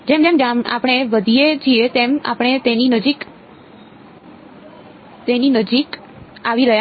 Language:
Gujarati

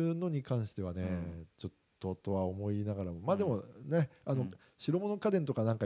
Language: Japanese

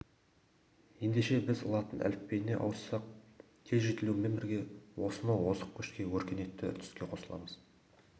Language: Kazakh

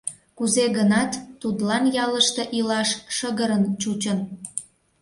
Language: Mari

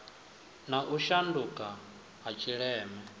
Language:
Venda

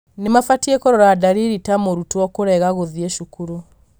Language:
Kikuyu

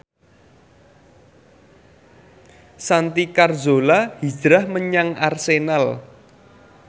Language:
Javanese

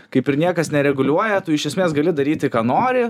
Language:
Lithuanian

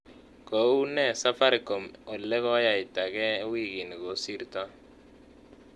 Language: Kalenjin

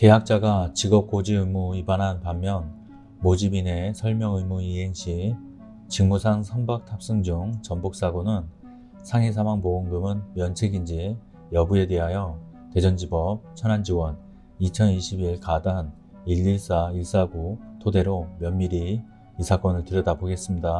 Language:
Korean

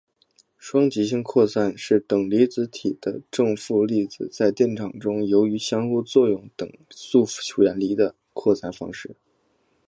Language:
Chinese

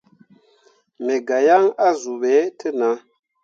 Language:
Mundang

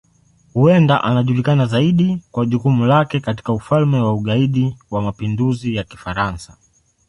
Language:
Swahili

